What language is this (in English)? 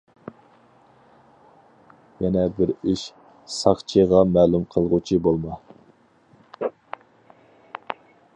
Uyghur